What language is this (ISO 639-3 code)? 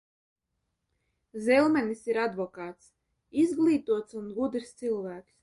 lav